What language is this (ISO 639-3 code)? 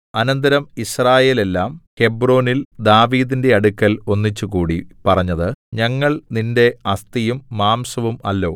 mal